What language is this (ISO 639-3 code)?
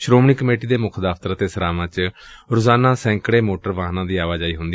pan